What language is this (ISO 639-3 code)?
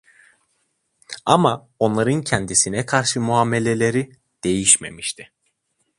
tur